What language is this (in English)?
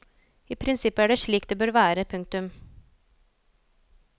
Norwegian